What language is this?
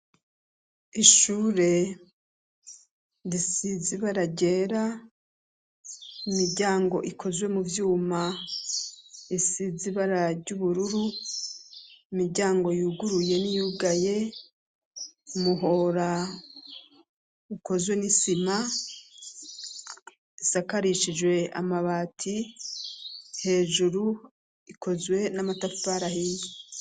Rundi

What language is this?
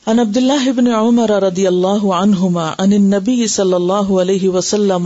Urdu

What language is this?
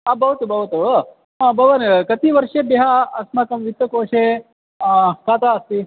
Sanskrit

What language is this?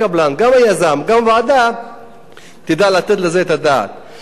Hebrew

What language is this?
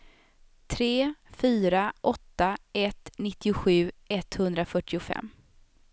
Swedish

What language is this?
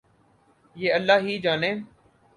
Urdu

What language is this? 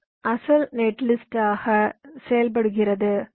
Tamil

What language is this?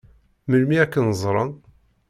Kabyle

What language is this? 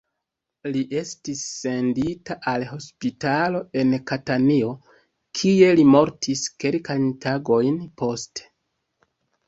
Esperanto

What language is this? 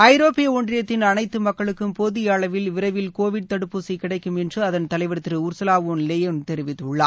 Tamil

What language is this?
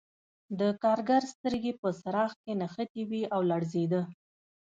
Pashto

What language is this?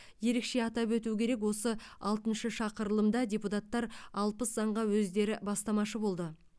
Kazakh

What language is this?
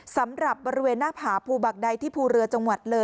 Thai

